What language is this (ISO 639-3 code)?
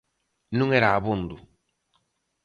glg